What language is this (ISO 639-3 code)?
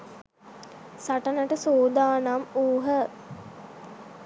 sin